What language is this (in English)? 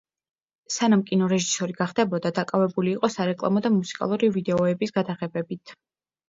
Georgian